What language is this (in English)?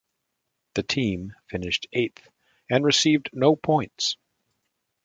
English